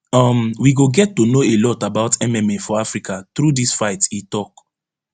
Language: Nigerian Pidgin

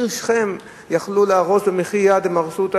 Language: Hebrew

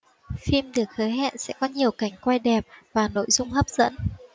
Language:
Vietnamese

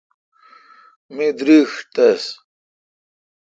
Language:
Kalkoti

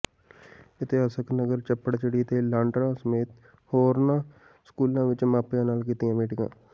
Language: Punjabi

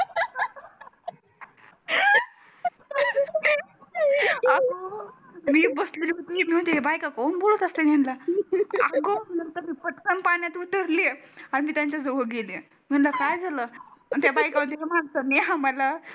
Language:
Marathi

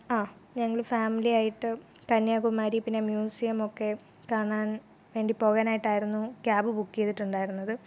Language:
Malayalam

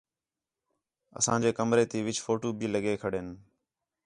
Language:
Khetrani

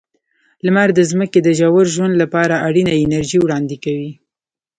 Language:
Pashto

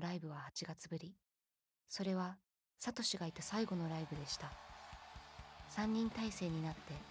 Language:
Japanese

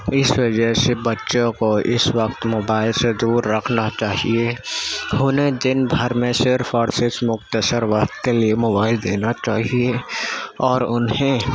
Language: Urdu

